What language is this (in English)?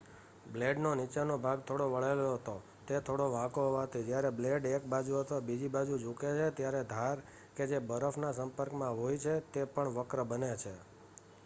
Gujarati